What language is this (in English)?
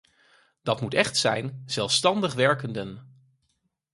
Dutch